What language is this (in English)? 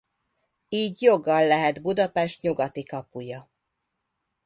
Hungarian